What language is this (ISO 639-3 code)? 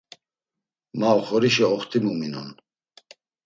lzz